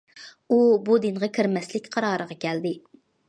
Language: Uyghur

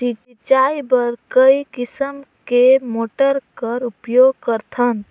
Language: Chhattisgarhi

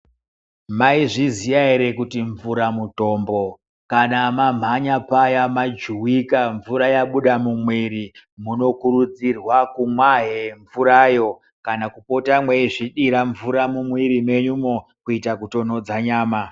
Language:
Ndau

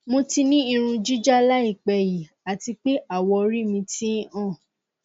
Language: Yoruba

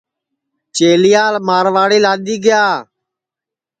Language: Sansi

